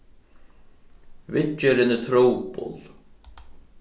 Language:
Faroese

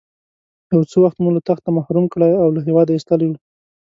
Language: Pashto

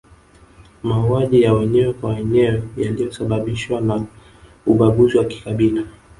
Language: Swahili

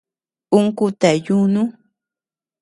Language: Tepeuxila Cuicatec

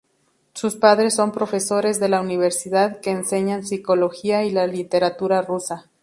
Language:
Spanish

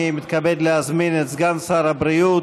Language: Hebrew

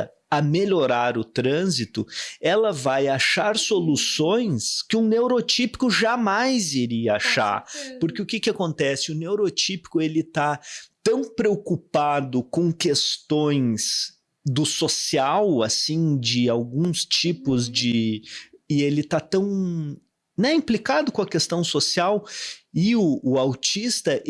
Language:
Portuguese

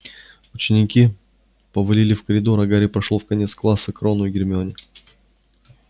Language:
Russian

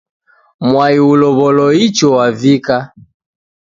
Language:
Taita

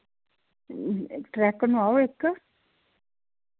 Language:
Dogri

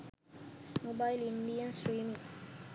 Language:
Sinhala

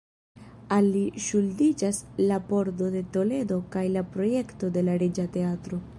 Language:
Esperanto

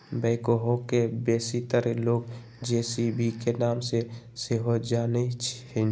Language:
Magahi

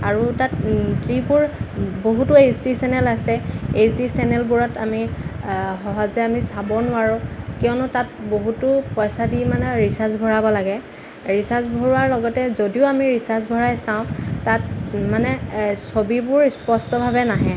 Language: Assamese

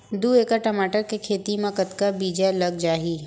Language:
Chhattisgarhi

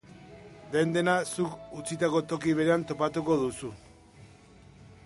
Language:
Basque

